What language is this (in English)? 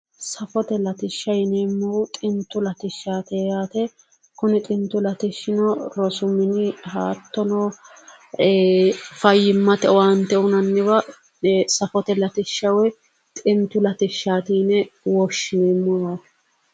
Sidamo